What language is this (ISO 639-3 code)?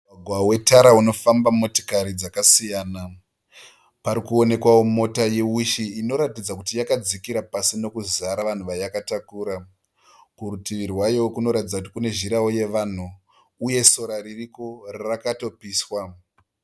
sna